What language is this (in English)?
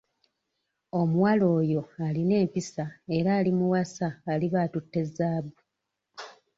Ganda